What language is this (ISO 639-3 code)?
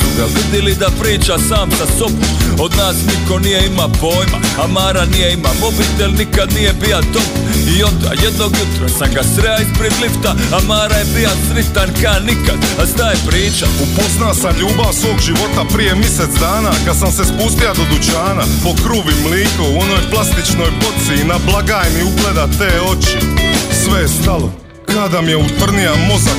hrv